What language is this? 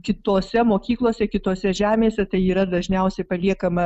Lithuanian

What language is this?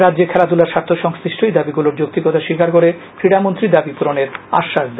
Bangla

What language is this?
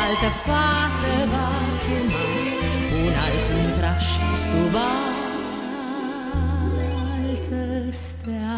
Romanian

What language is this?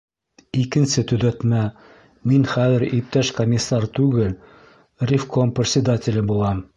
Bashkir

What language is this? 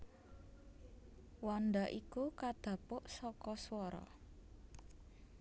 Javanese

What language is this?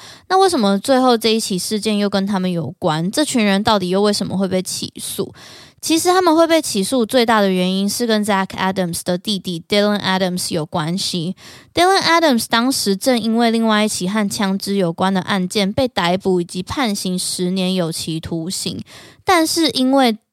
Chinese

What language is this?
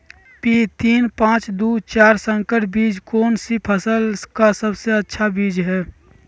Magahi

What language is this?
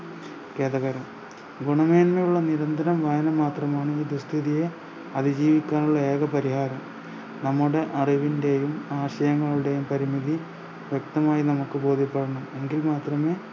Malayalam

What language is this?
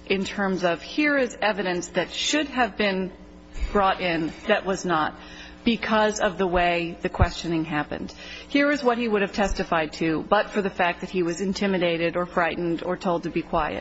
English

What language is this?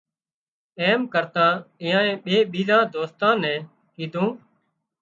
Wadiyara Koli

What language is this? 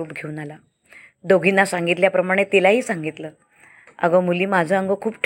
Marathi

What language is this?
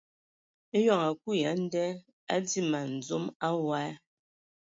Ewondo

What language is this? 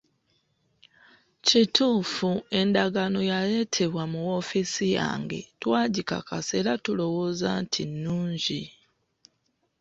Ganda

